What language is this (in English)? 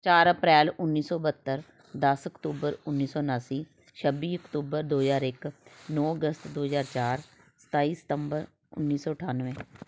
Punjabi